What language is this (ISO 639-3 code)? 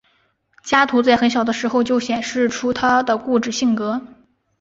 zho